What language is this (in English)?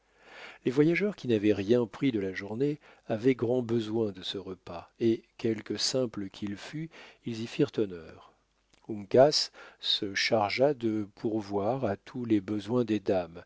French